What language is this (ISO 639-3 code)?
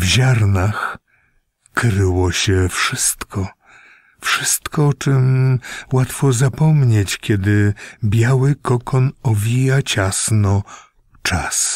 pol